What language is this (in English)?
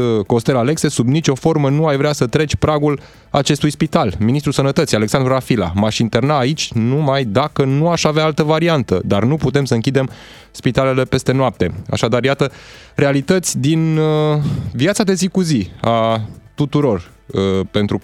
Romanian